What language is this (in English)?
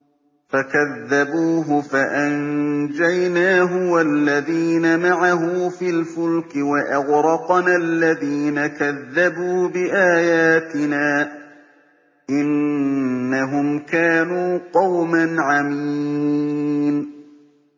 Arabic